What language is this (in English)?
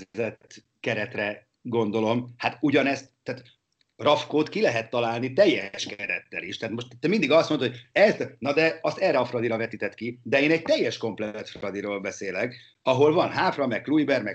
Hungarian